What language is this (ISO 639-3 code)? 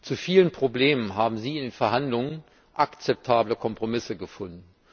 deu